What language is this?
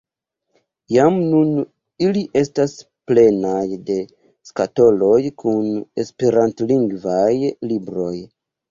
Esperanto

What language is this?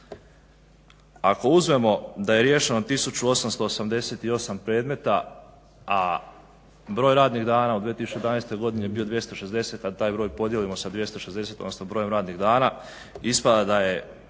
Croatian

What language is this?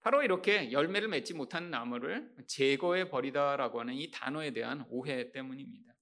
Korean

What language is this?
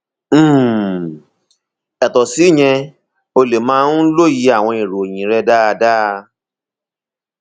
Yoruba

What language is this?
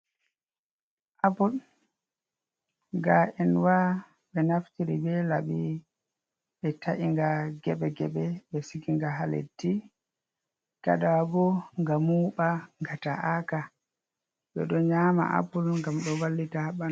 Fula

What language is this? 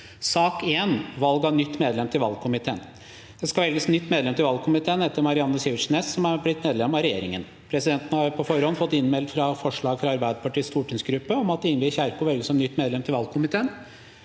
Norwegian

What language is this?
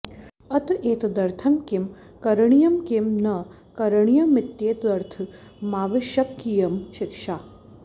Sanskrit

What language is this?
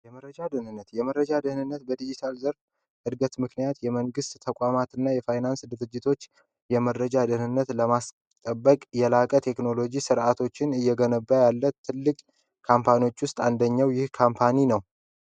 Amharic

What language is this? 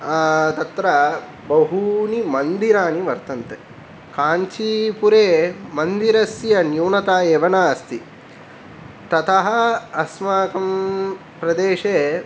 Sanskrit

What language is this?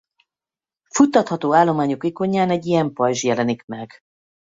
Hungarian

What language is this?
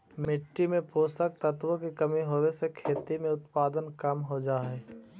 Magahi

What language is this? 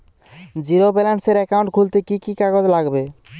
Bangla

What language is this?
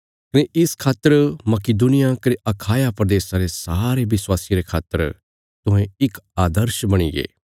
Bilaspuri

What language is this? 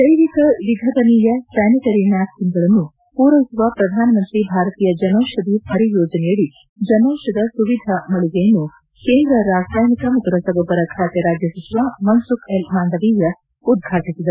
Kannada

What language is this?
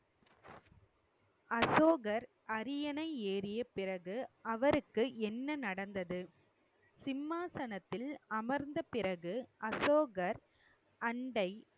Tamil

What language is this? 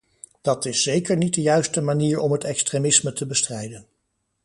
Dutch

